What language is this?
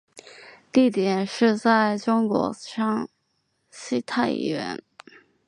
Chinese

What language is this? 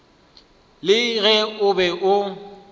Northern Sotho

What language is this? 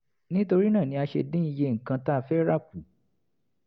Yoruba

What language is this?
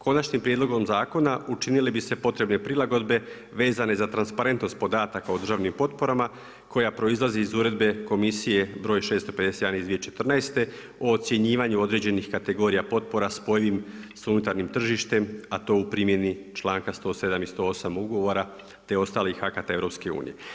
Croatian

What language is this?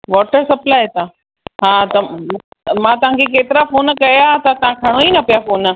Sindhi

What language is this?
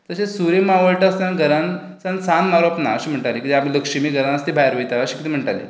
Konkani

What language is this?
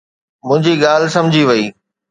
Sindhi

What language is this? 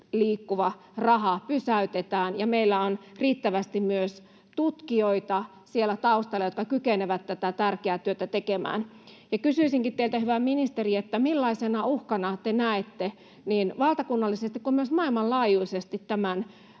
Finnish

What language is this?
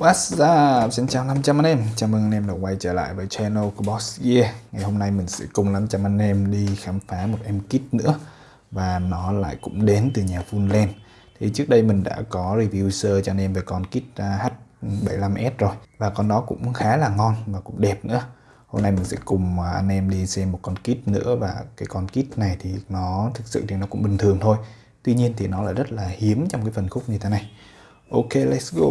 Vietnamese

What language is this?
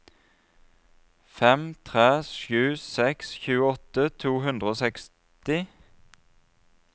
Norwegian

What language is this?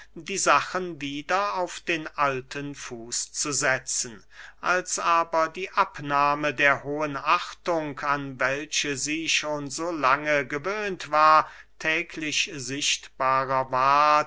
German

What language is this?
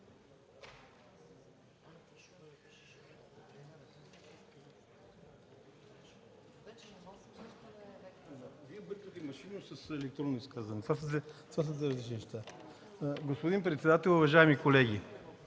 Bulgarian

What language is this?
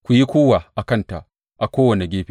Hausa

